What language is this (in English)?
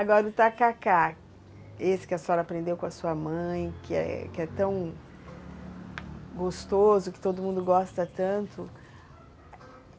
Portuguese